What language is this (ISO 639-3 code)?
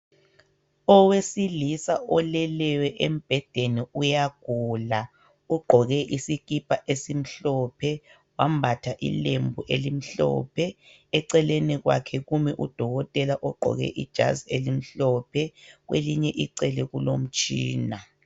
nde